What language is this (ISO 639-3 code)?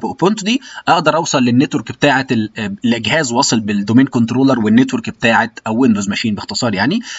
ara